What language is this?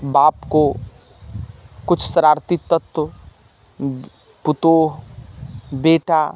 Maithili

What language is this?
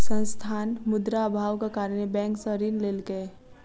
Maithili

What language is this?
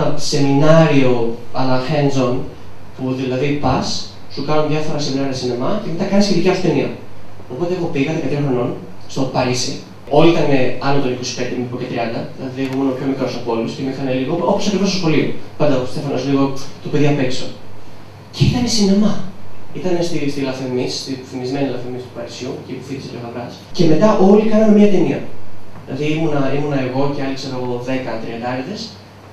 Greek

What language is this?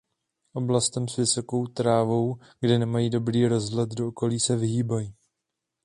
Czech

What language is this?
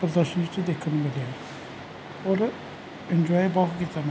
Punjabi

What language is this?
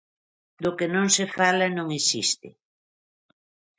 Galician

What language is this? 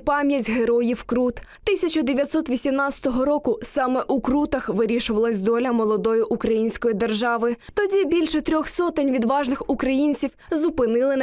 Ukrainian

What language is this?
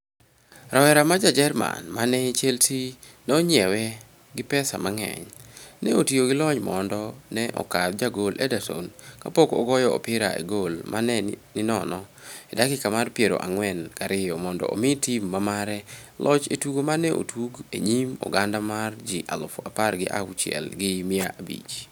Luo (Kenya and Tanzania)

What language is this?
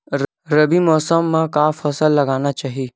Chhattisgarhi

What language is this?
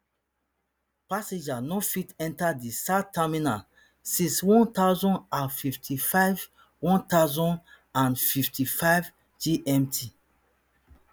Nigerian Pidgin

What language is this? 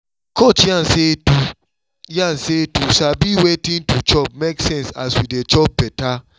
Nigerian Pidgin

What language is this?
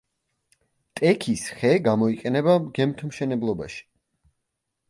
Georgian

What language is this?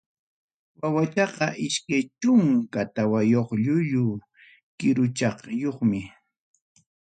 Ayacucho Quechua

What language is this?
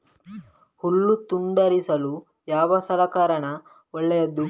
Kannada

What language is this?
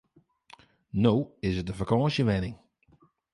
Western Frisian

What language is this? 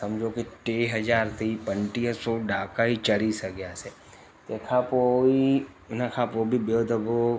Sindhi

